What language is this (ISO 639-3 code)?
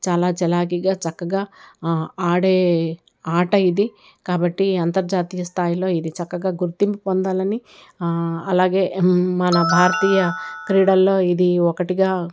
tel